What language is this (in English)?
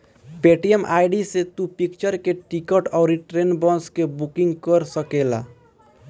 Bhojpuri